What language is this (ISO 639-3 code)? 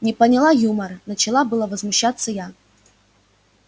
rus